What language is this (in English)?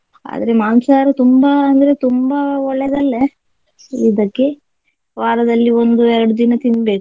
Kannada